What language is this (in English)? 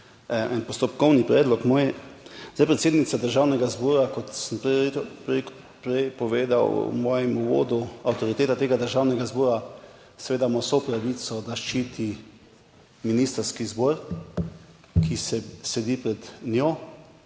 Slovenian